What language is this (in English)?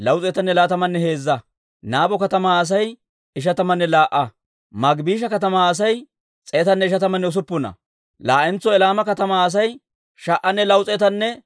Dawro